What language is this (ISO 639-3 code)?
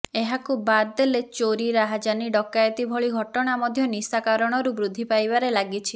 ori